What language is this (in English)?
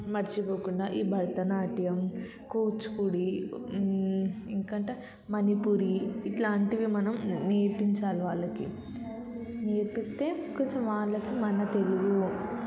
Telugu